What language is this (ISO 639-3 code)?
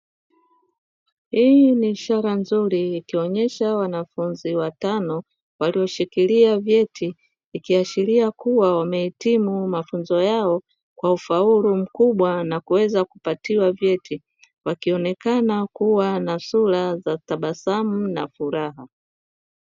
swa